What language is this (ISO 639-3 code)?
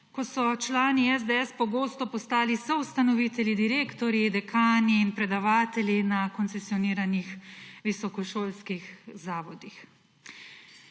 slv